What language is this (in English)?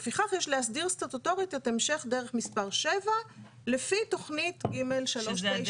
Hebrew